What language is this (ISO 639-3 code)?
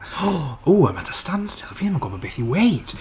cym